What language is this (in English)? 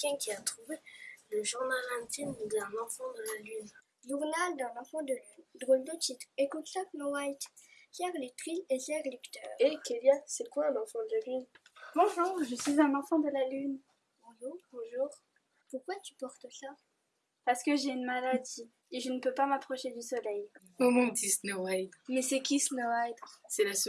French